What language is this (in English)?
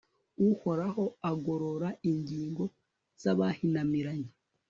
Kinyarwanda